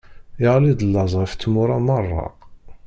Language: Kabyle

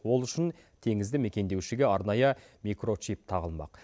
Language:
Kazakh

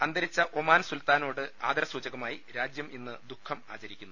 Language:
Malayalam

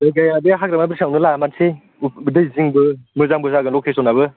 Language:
Bodo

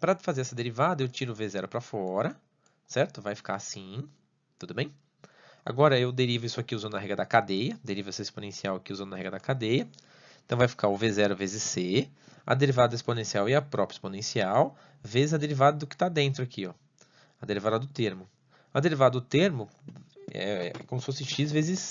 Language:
Portuguese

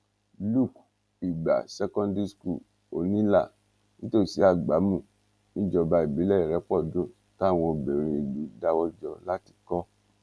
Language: Yoruba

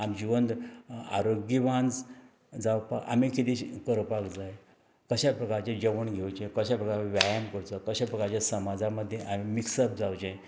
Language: Konkani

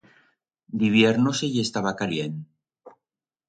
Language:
Aragonese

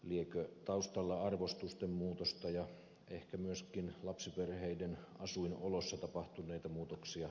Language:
Finnish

